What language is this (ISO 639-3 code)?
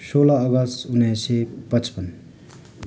nep